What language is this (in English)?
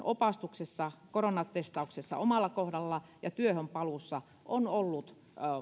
Finnish